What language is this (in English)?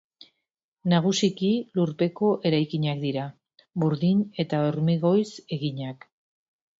Basque